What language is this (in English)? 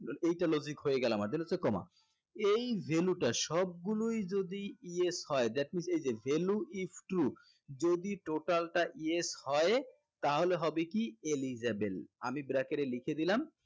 Bangla